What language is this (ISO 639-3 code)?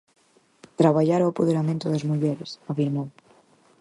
glg